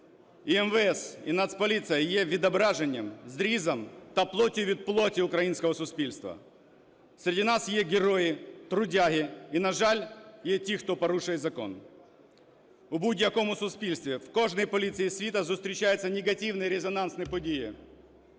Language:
Ukrainian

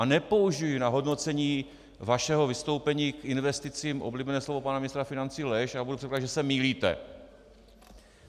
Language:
Czech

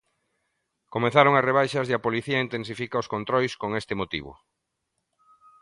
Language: Galician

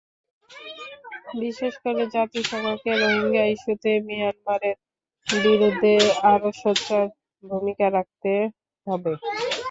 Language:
Bangla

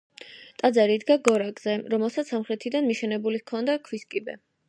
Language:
Georgian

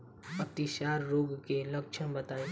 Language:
Bhojpuri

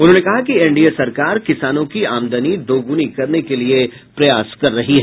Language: Hindi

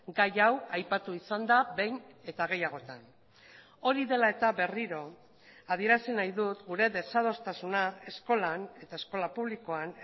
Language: Basque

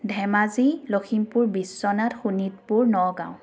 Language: Assamese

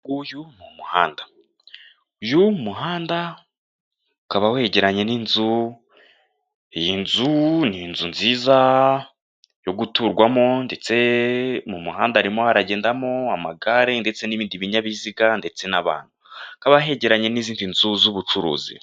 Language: Kinyarwanda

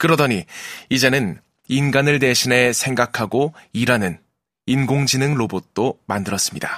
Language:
Korean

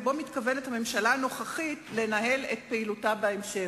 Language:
Hebrew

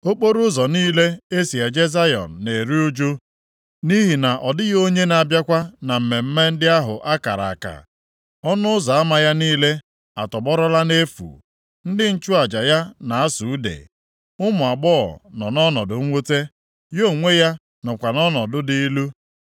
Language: Igbo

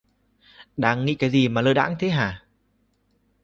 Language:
Vietnamese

